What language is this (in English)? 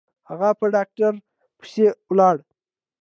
Pashto